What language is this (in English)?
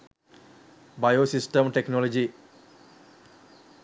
Sinhala